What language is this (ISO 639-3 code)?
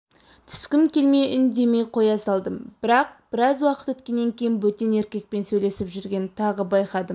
kaz